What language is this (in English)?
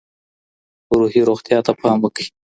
Pashto